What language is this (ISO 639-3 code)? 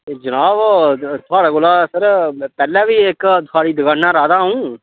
doi